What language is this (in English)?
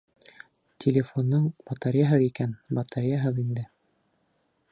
Bashkir